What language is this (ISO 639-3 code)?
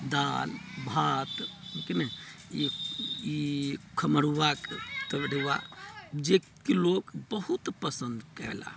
mai